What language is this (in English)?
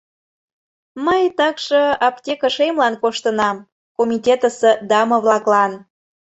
Mari